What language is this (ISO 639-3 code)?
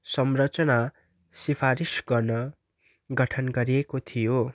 nep